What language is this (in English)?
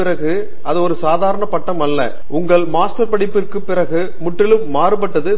Tamil